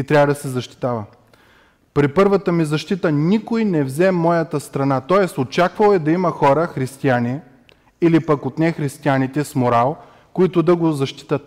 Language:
Bulgarian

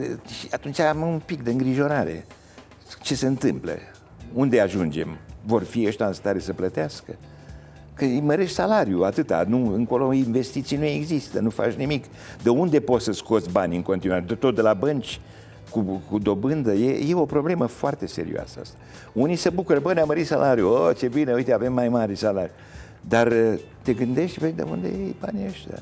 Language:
Romanian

